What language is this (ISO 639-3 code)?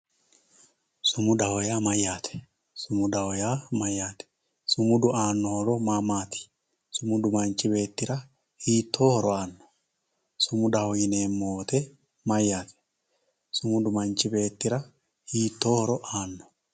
sid